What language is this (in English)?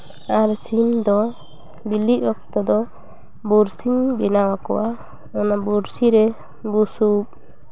Santali